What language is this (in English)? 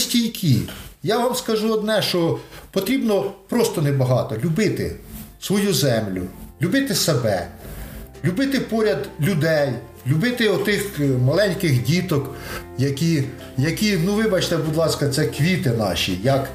Ukrainian